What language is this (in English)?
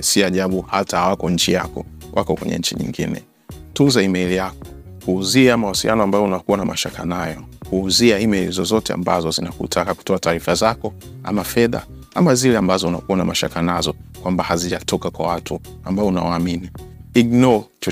Swahili